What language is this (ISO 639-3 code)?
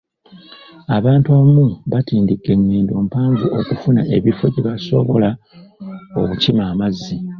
lug